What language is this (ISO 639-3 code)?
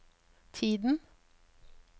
nor